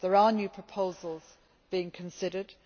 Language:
English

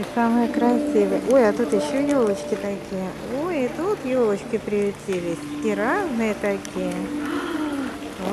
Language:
Russian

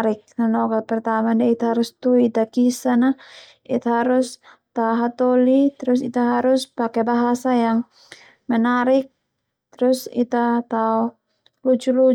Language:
Termanu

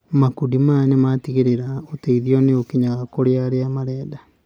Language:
Kikuyu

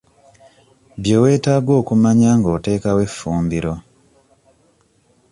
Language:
Ganda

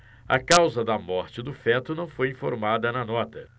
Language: Portuguese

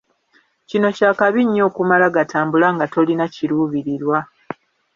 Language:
Ganda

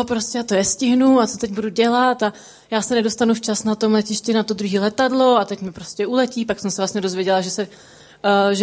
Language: Czech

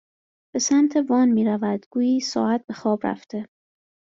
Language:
Persian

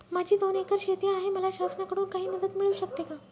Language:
Marathi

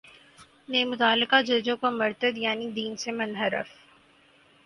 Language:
Urdu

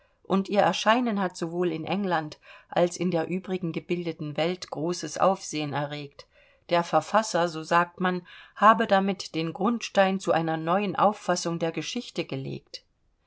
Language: German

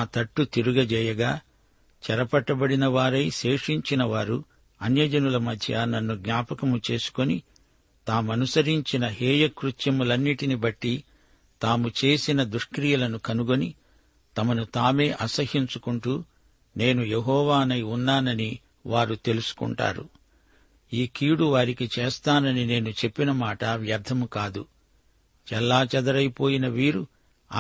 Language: Telugu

